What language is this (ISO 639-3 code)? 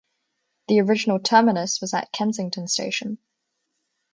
eng